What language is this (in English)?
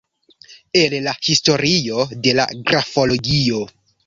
Esperanto